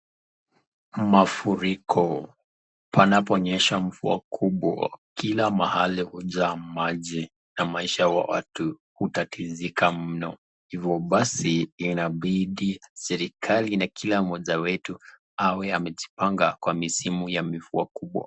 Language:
Swahili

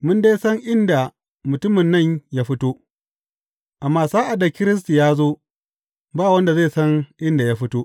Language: Hausa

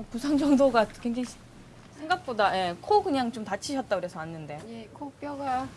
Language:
Korean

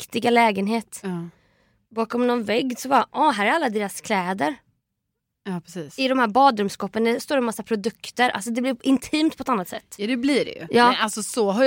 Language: Swedish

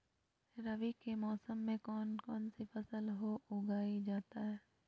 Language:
Magahi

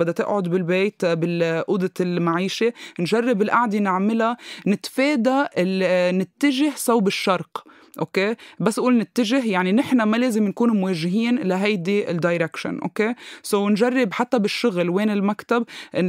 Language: Arabic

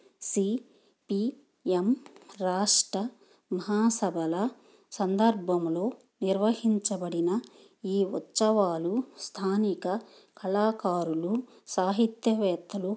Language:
Telugu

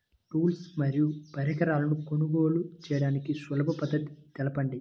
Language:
Telugu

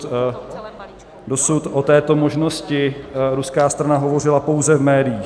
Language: Czech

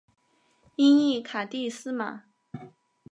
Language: Chinese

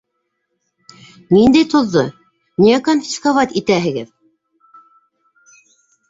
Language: Bashkir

